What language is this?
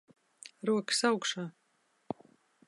Latvian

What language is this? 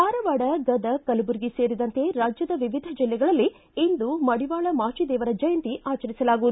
Kannada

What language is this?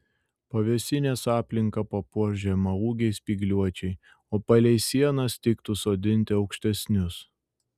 Lithuanian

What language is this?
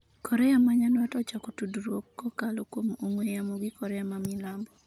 Luo (Kenya and Tanzania)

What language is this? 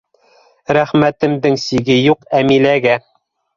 Bashkir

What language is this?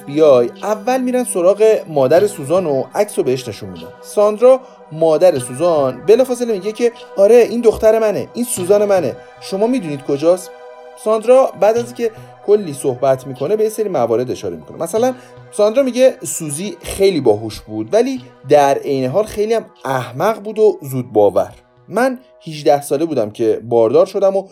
Persian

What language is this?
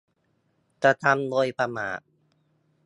Thai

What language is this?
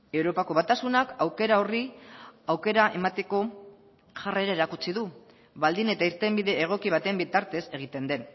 Basque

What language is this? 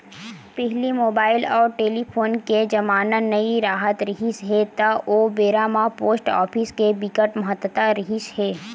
Chhattisgarhi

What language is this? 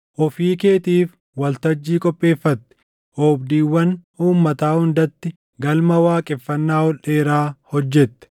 Oromo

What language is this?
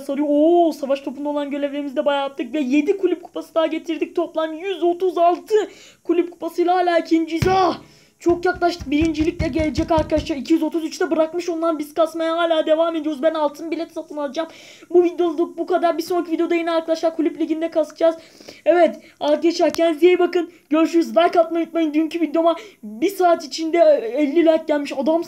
Turkish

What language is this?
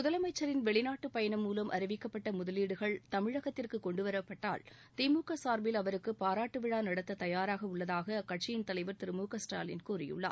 Tamil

